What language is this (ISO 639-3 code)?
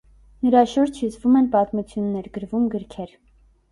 hye